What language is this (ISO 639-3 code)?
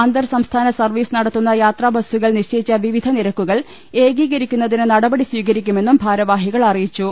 mal